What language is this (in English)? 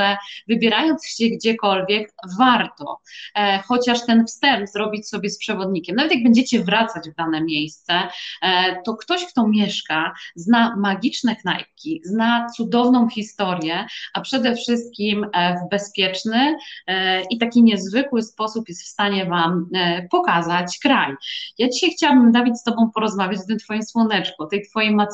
Polish